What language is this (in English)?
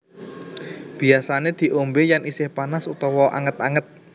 Javanese